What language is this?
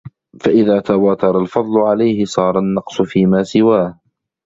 Arabic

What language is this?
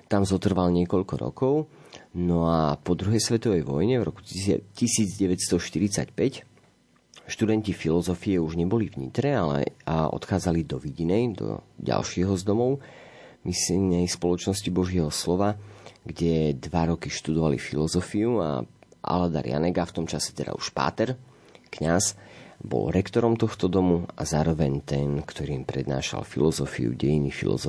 Slovak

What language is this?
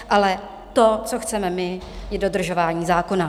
Czech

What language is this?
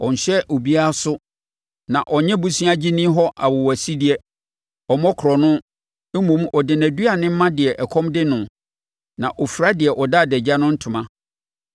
Akan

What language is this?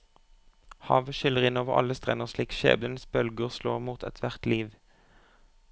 Norwegian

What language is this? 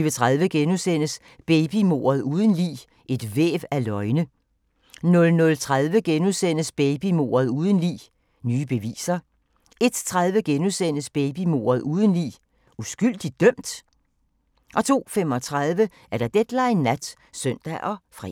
Danish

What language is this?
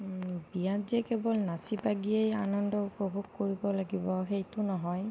Assamese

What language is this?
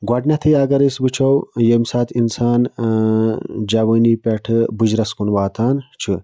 Kashmiri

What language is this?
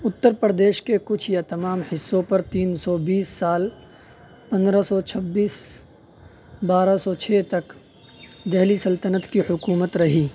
Urdu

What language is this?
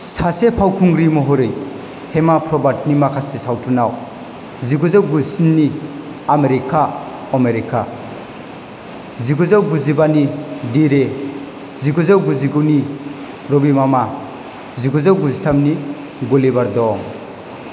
Bodo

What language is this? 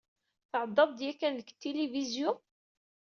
Kabyle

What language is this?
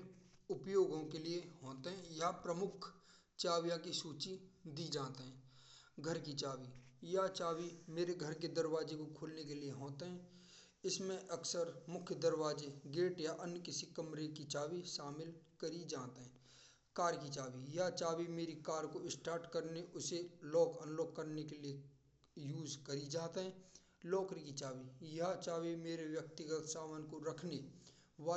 Braj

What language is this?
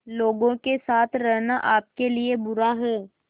Hindi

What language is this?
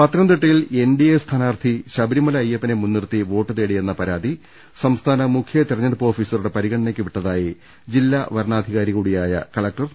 Malayalam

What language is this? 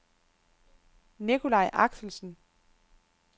Danish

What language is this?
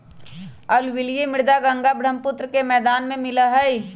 Magahi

